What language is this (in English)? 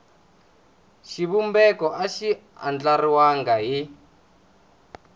Tsonga